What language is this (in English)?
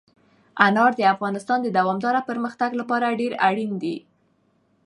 Pashto